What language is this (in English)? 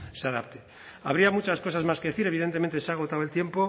Spanish